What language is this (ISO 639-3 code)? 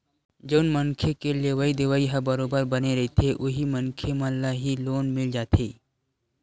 hne